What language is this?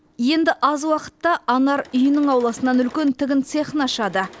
Kazakh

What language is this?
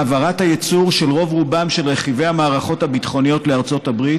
Hebrew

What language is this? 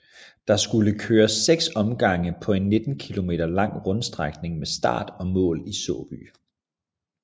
Danish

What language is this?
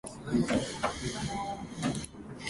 Japanese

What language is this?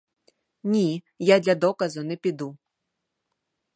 Ukrainian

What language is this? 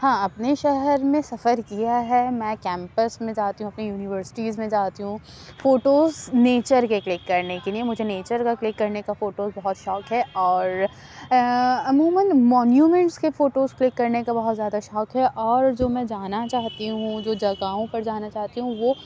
Urdu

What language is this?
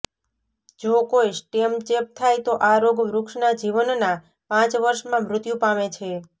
Gujarati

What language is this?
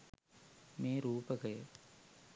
Sinhala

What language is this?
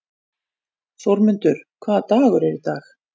Icelandic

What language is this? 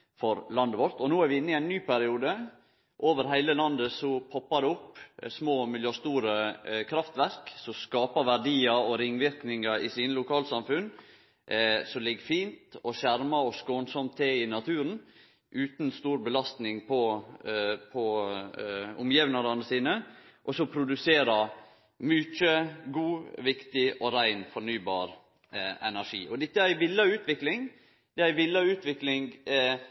Norwegian Nynorsk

